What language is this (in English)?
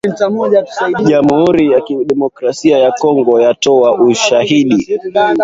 Swahili